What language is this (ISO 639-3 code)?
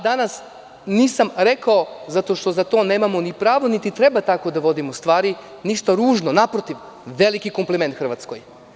srp